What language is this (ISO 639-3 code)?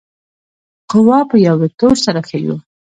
pus